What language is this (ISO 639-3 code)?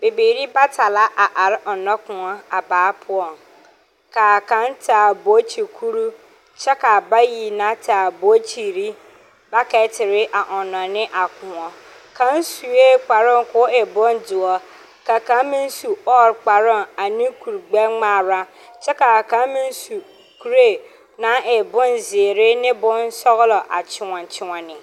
dga